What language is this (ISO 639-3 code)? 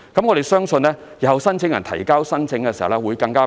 yue